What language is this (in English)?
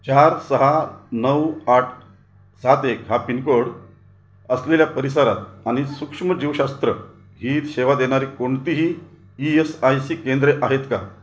Marathi